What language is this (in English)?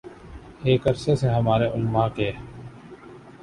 Urdu